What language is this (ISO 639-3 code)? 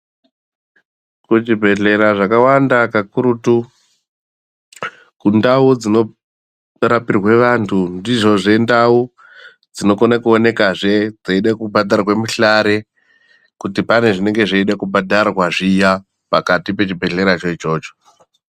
ndc